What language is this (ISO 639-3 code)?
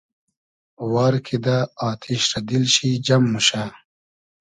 haz